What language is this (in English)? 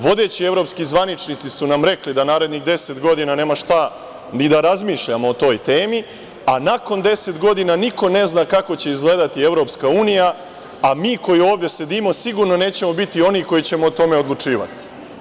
Serbian